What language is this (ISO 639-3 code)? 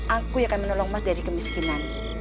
ind